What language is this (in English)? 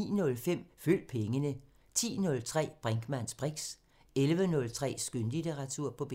Danish